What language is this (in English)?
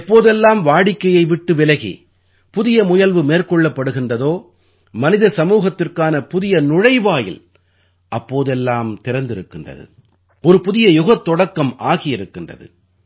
Tamil